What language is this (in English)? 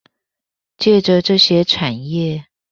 Chinese